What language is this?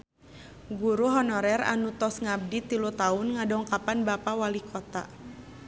Sundanese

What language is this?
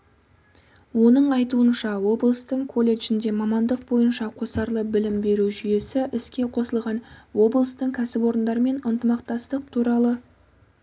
Kazakh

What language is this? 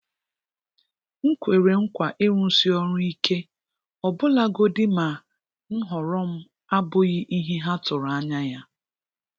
Igbo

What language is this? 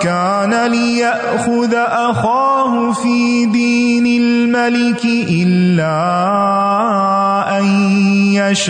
Urdu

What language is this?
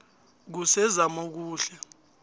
South Ndebele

